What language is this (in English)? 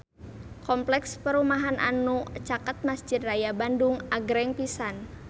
Sundanese